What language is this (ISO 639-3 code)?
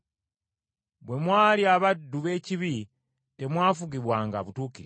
lug